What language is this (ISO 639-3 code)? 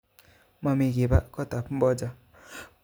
kln